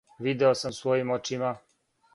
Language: Serbian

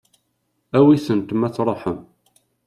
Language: Kabyle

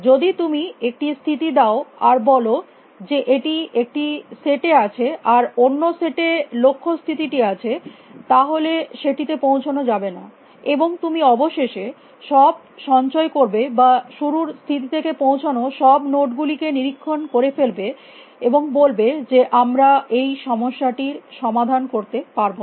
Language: Bangla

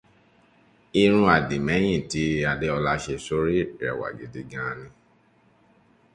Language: Yoruba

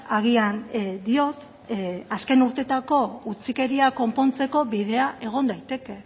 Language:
Basque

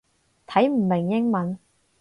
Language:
Cantonese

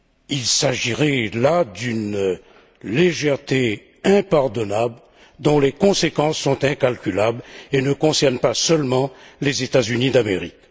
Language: French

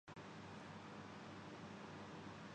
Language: Urdu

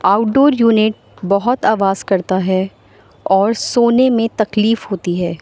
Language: Urdu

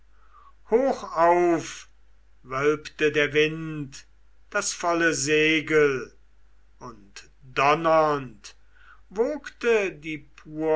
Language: German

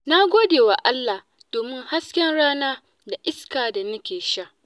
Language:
Hausa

